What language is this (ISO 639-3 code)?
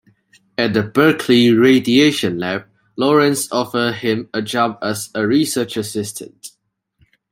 eng